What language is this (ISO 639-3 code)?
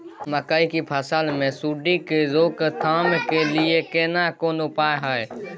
mai